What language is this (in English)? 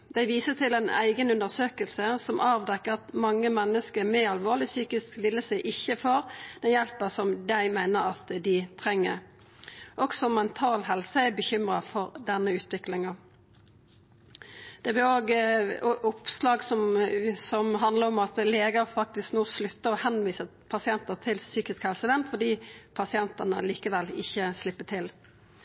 Norwegian Nynorsk